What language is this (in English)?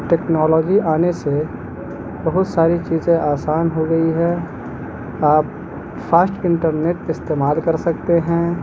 Urdu